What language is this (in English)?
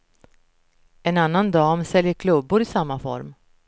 Swedish